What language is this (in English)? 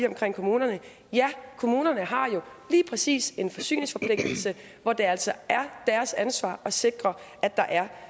Danish